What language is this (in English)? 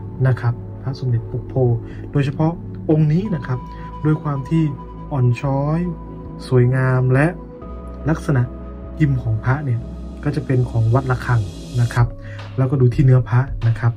Thai